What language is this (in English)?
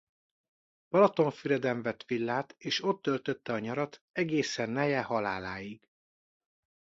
Hungarian